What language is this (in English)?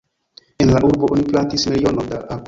Esperanto